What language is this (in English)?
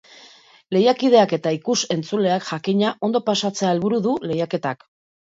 Basque